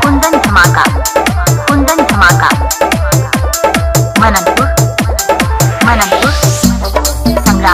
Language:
Arabic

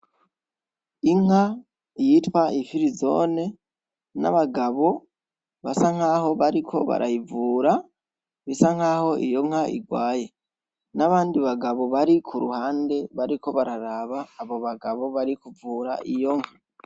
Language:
Rundi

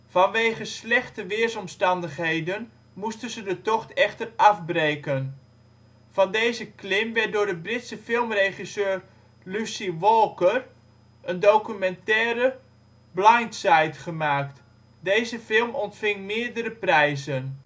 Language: Dutch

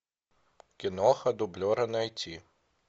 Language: Russian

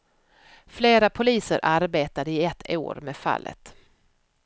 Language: Swedish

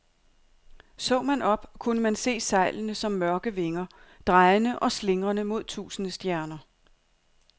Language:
Danish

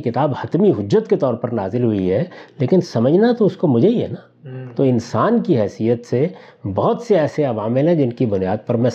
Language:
Urdu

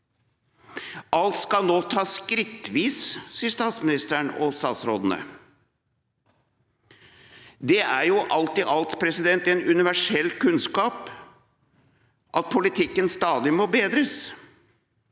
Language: Norwegian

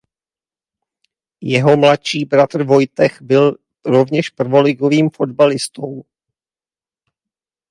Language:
Czech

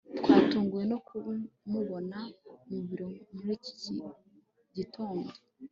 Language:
Kinyarwanda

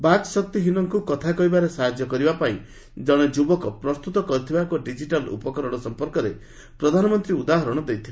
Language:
Odia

